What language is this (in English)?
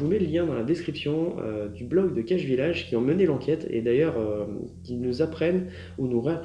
French